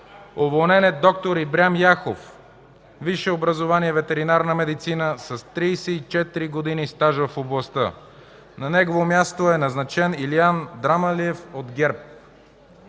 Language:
Bulgarian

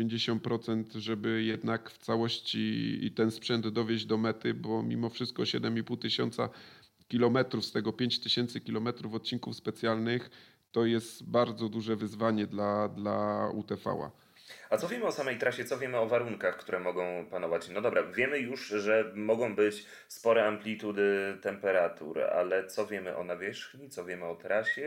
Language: Polish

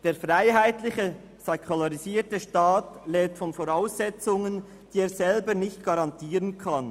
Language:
Swiss German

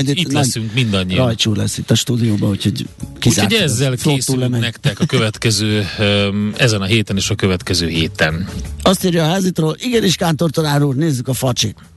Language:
Hungarian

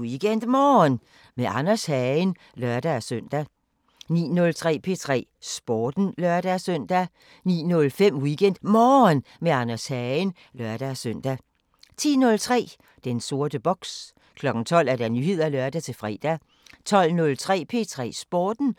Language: Danish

